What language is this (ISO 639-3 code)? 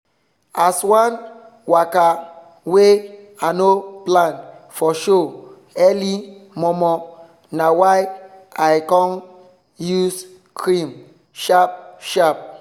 pcm